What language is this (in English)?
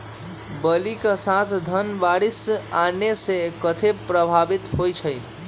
Magahi